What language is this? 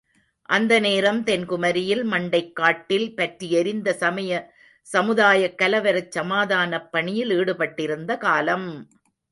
Tamil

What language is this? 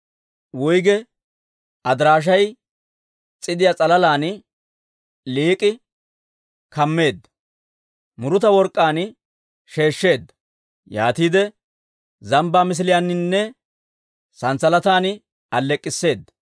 Dawro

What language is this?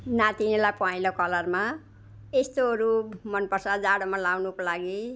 Nepali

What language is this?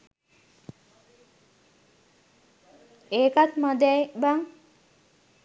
Sinhala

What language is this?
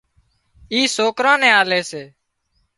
Wadiyara Koli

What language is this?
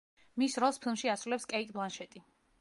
Georgian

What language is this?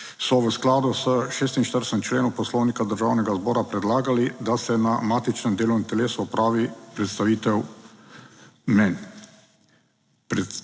Slovenian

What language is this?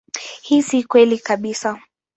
Swahili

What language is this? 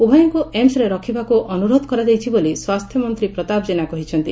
Odia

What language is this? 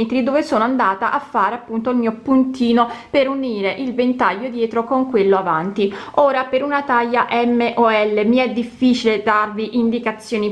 Italian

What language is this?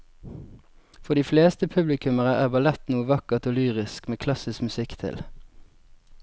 Norwegian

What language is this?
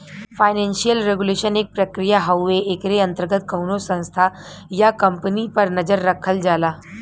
Bhojpuri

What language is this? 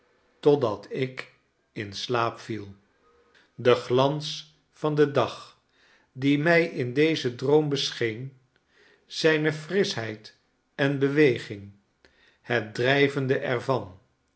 Dutch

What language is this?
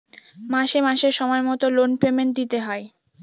Bangla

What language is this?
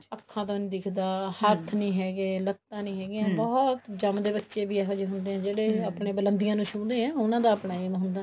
Punjabi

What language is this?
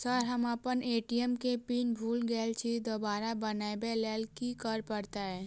Maithili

